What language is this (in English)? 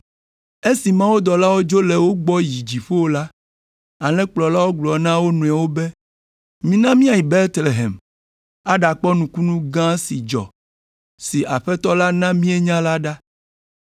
Ewe